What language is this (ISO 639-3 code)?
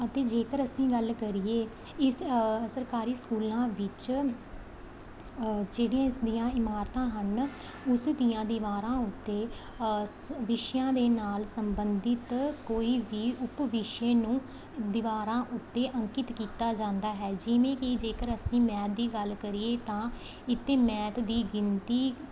pan